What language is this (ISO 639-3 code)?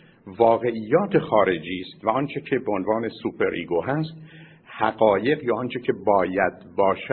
fas